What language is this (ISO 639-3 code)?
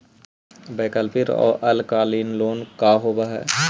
mag